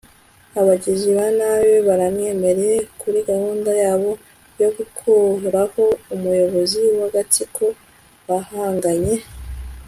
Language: Kinyarwanda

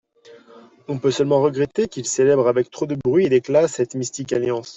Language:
French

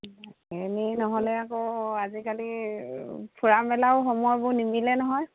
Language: Assamese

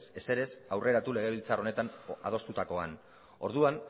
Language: Basque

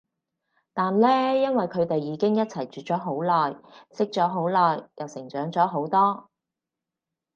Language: Cantonese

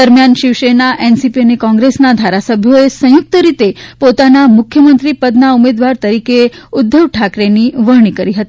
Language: Gujarati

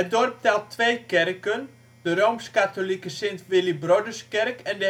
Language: Dutch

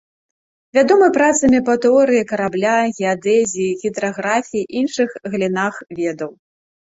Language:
Belarusian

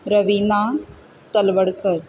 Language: Konkani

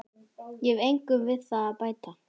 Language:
Icelandic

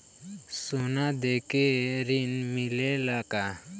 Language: Bhojpuri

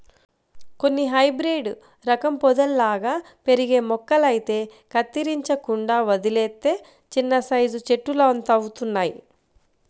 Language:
Telugu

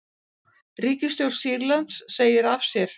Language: Icelandic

